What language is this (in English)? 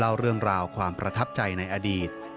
Thai